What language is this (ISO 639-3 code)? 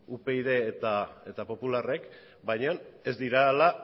eus